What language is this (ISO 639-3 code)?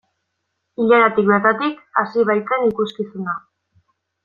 eus